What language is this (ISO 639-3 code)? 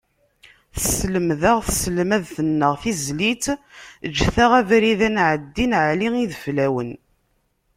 kab